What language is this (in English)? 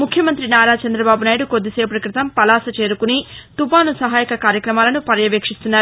Telugu